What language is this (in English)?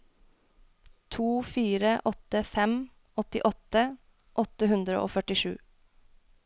Norwegian